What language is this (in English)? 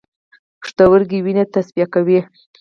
Pashto